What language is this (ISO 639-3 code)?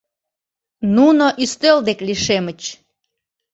chm